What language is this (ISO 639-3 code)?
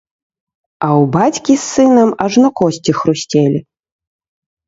bel